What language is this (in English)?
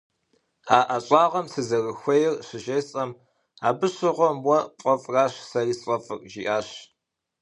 Kabardian